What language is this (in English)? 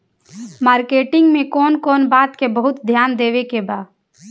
Bhojpuri